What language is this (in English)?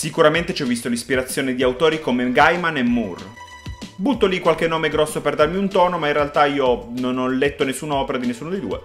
Italian